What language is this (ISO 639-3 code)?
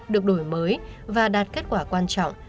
vie